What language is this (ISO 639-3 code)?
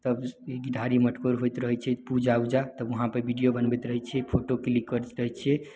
mai